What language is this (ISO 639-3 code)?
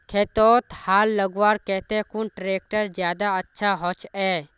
mag